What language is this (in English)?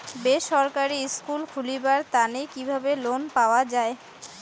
Bangla